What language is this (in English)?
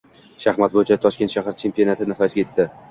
Uzbek